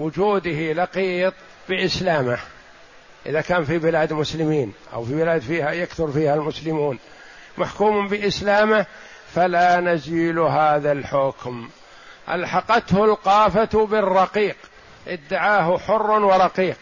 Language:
Arabic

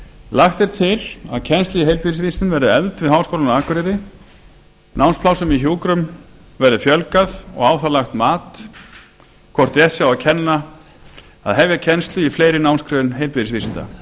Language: Icelandic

